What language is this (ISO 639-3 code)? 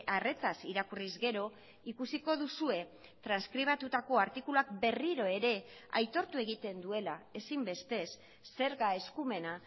eus